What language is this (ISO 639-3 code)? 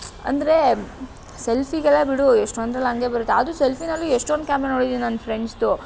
kan